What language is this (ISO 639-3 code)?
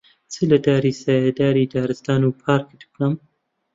ckb